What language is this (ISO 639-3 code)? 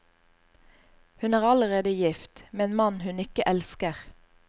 nor